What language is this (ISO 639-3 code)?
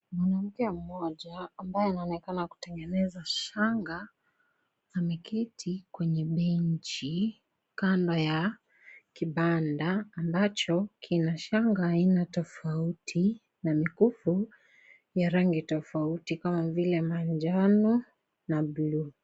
swa